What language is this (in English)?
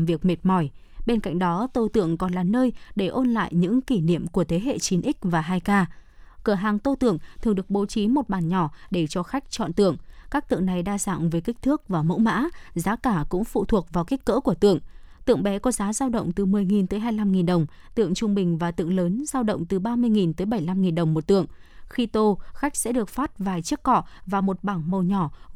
Vietnamese